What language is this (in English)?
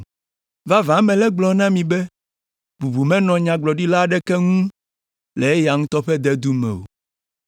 Ewe